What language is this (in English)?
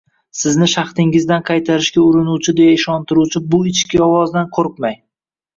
Uzbek